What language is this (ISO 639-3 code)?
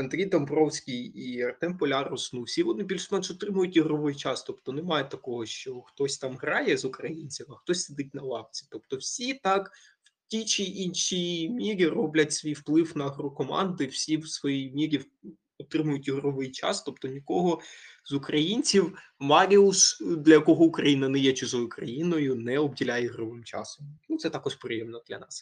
ukr